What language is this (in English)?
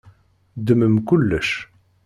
Kabyle